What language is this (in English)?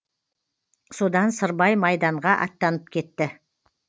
Kazakh